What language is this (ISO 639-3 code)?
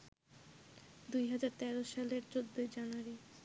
ben